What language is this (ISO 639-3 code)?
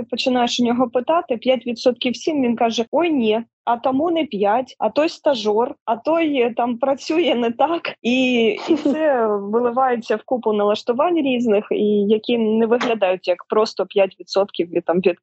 ukr